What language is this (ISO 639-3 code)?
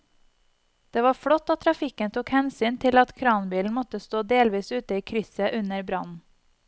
nor